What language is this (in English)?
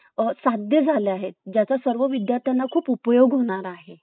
Marathi